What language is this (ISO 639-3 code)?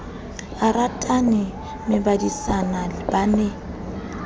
sot